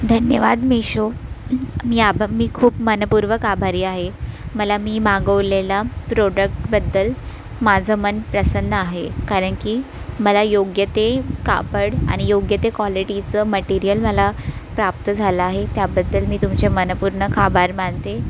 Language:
Marathi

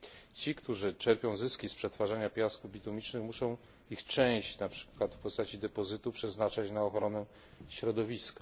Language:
Polish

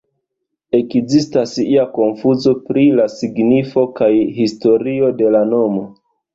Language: Esperanto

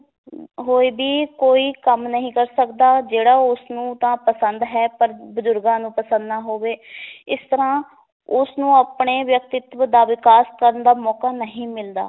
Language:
Punjabi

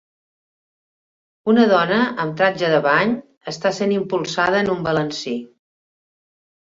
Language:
Catalan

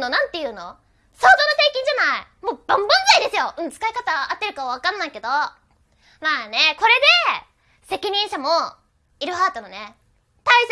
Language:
Japanese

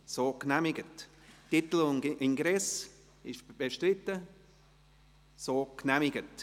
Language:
Swiss German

